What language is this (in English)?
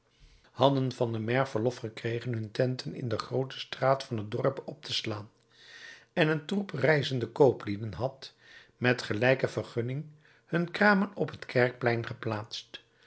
Dutch